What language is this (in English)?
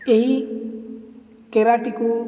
Odia